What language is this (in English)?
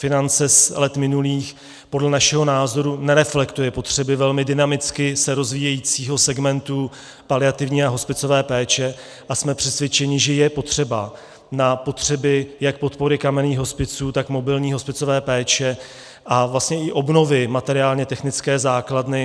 Czech